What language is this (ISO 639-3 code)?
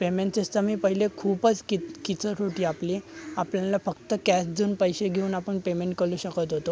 mar